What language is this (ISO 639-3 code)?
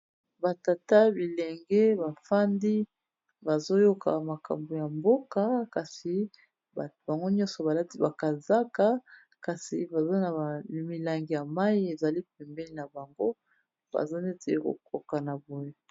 lin